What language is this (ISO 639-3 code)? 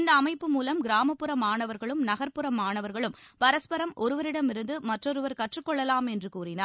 tam